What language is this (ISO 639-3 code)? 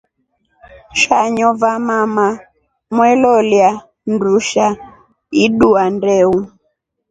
rof